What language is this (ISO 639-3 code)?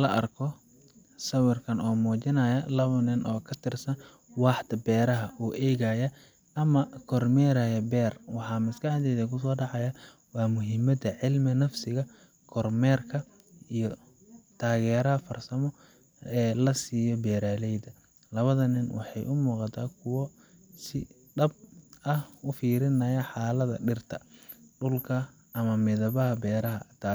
som